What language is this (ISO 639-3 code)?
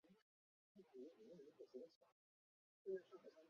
zho